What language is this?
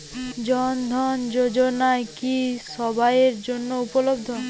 Bangla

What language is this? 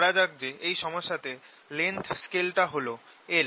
Bangla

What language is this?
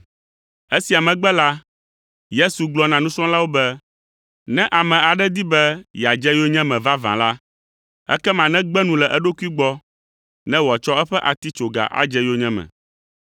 Ewe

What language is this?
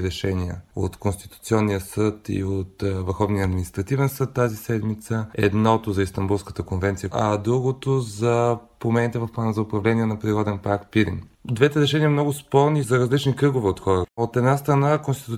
Bulgarian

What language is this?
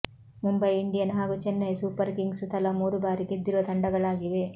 Kannada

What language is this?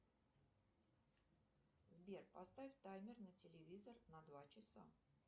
Russian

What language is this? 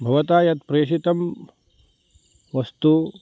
Sanskrit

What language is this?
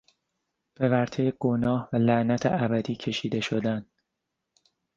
Persian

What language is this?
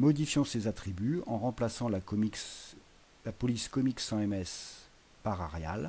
French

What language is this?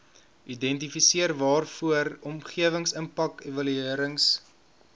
Afrikaans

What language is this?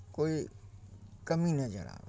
Maithili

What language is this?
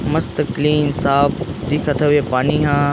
Chhattisgarhi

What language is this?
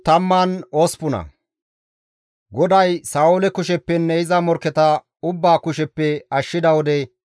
Gamo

